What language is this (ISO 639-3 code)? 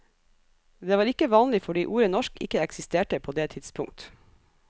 nor